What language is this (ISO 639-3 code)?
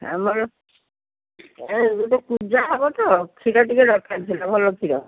ori